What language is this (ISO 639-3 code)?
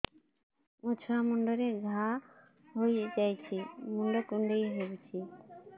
ori